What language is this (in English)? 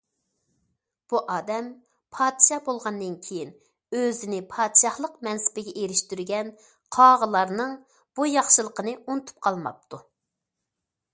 Uyghur